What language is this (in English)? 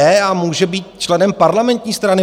Czech